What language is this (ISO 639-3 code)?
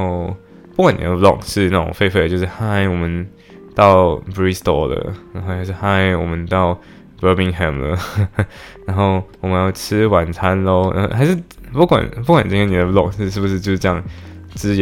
zho